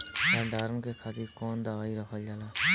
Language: Bhojpuri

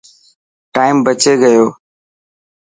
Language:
Dhatki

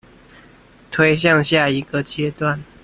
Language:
Chinese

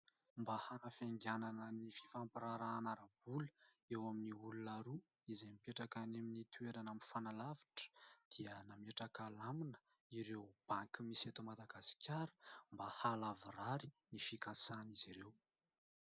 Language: Malagasy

